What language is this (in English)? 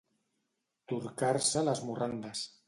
Catalan